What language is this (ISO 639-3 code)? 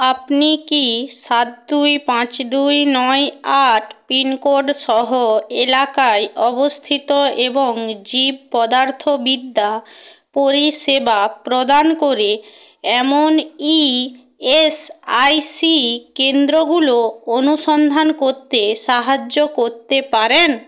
ben